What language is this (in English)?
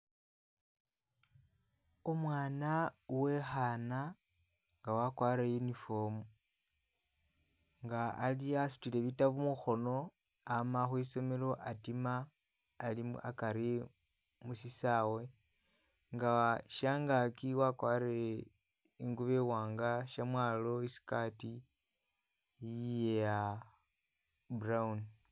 Masaaba